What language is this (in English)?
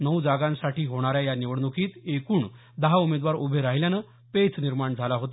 Marathi